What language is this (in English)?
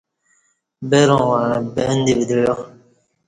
Kati